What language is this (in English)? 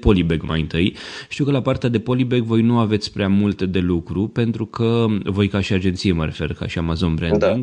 Romanian